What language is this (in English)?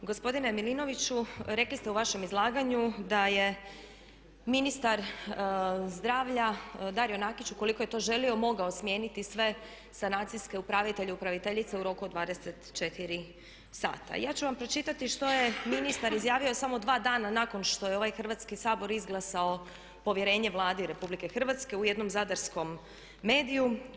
Croatian